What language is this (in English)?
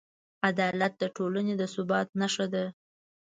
Pashto